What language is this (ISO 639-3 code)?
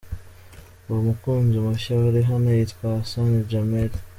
kin